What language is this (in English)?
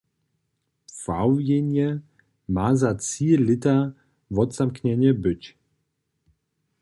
Upper Sorbian